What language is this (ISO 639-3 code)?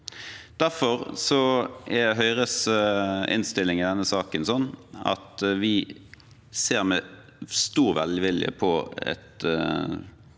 nor